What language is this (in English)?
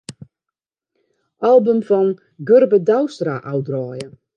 Western Frisian